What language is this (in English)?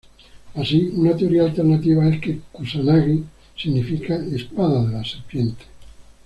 Spanish